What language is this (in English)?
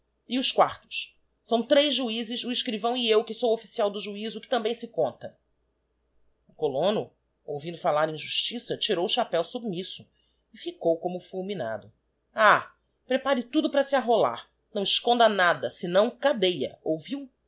Portuguese